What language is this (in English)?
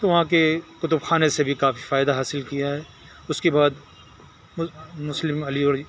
Urdu